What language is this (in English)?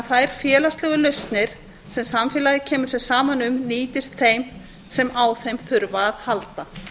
Icelandic